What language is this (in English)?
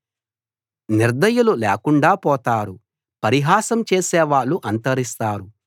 Telugu